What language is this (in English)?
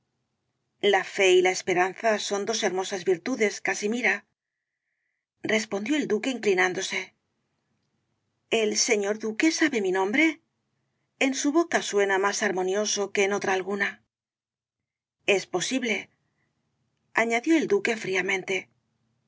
Spanish